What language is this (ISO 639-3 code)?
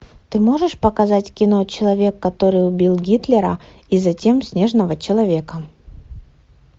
rus